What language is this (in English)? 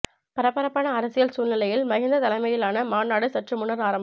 Tamil